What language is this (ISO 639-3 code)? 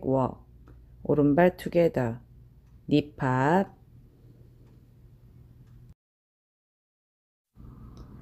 kor